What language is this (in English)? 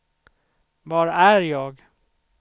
Swedish